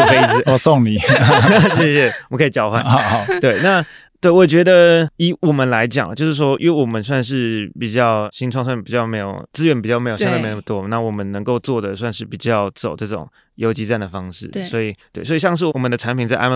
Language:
Chinese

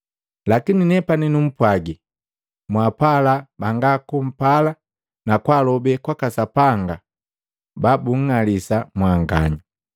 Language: Matengo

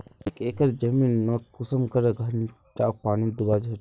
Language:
Magahi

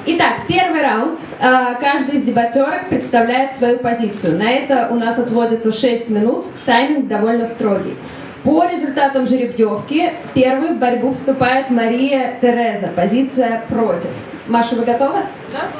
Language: Russian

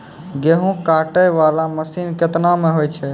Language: Maithili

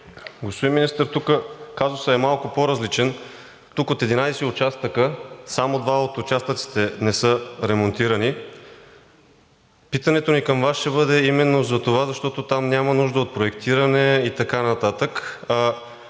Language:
Bulgarian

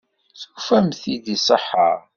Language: Kabyle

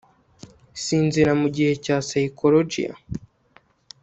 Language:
Kinyarwanda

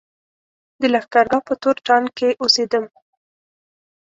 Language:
Pashto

